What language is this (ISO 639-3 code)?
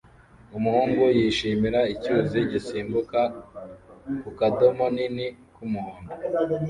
kin